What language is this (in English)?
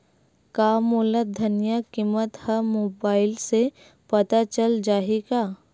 Chhattisgarhi